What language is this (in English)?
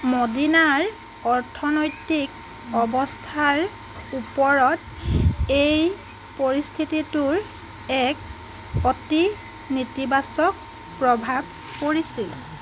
Assamese